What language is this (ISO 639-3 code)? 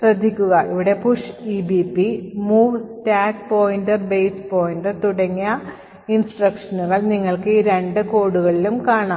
mal